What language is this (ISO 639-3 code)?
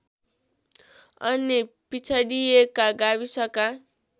nep